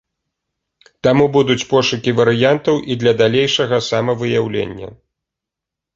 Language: Belarusian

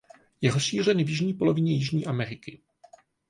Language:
Czech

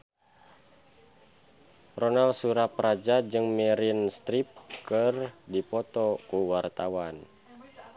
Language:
Sundanese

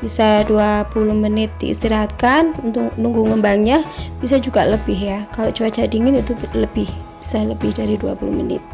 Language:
Indonesian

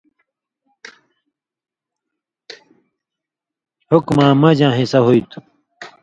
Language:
Indus Kohistani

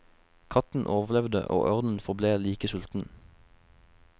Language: Norwegian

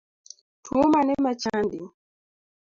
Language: Luo (Kenya and Tanzania)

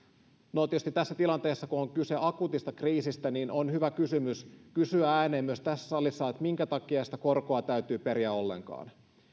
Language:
Finnish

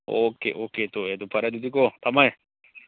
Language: Manipuri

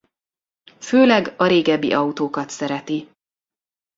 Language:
Hungarian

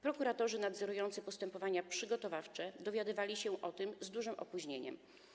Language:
Polish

